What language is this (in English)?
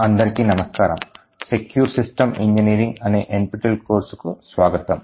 Telugu